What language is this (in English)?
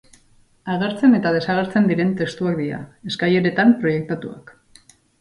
Basque